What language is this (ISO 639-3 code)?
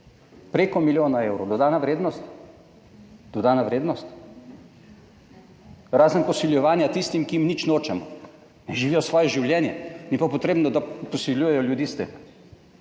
slv